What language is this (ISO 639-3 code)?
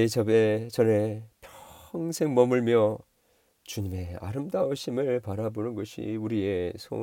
kor